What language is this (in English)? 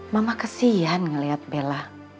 Indonesian